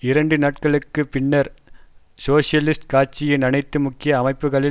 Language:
Tamil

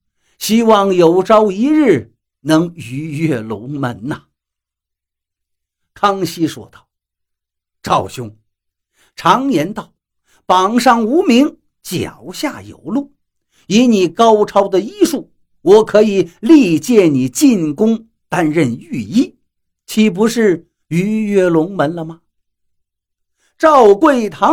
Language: Chinese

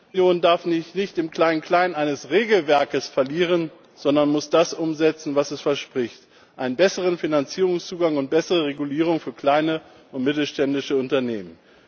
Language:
German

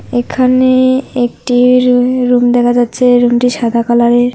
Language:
Bangla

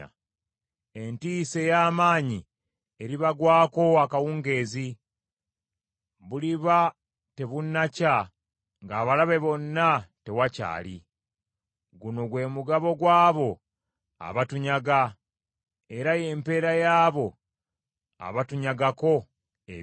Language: Ganda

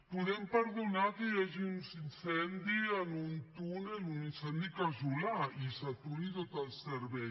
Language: Catalan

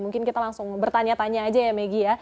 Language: Indonesian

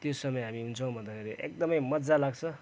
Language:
Nepali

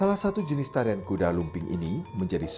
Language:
Indonesian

